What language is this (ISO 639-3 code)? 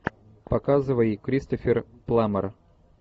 rus